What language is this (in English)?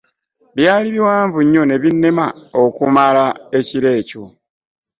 Ganda